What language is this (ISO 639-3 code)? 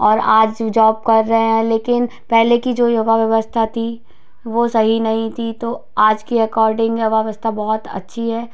hin